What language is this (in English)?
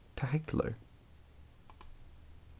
Faroese